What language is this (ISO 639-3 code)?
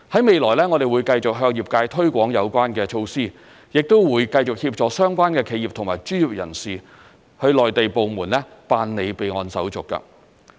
yue